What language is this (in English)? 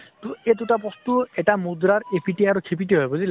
Assamese